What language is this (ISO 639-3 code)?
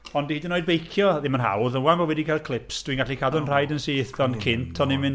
cym